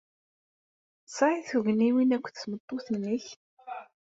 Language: Kabyle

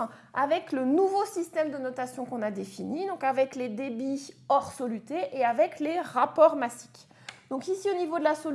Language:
French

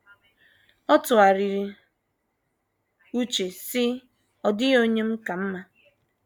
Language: Igbo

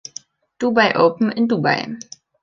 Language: German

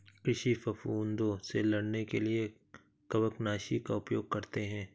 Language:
Hindi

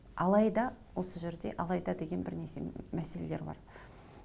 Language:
Kazakh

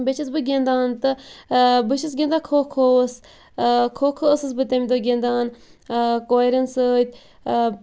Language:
Kashmiri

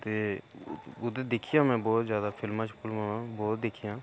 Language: Dogri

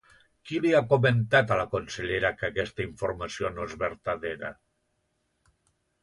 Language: Catalan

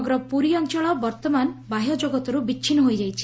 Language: Odia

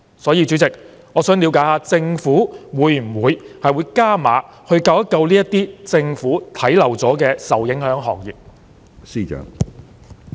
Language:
Cantonese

